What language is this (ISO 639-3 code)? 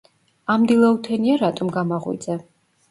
kat